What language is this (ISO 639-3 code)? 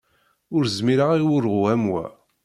kab